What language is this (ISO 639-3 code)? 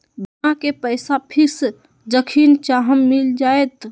mag